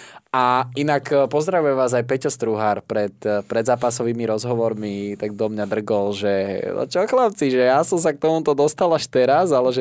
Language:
Slovak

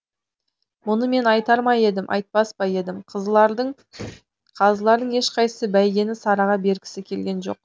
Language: Kazakh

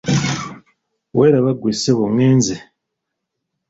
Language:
Ganda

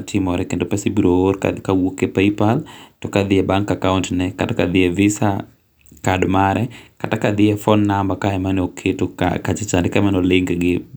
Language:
Luo (Kenya and Tanzania)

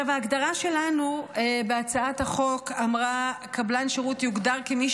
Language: Hebrew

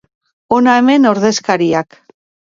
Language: Basque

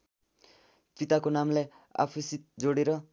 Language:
Nepali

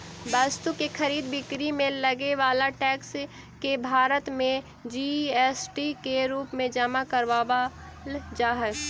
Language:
Magahi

